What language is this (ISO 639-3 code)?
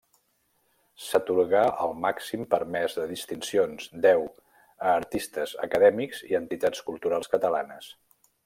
cat